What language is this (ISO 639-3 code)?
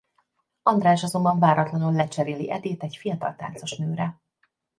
hun